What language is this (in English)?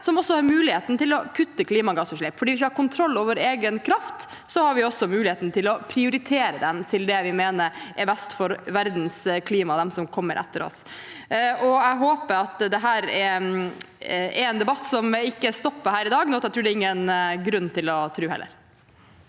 Norwegian